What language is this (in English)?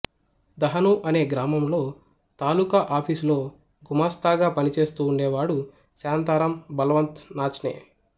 Telugu